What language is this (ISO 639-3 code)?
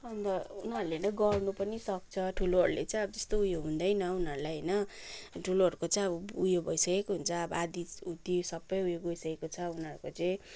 nep